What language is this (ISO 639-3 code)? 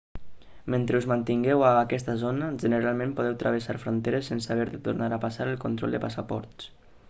cat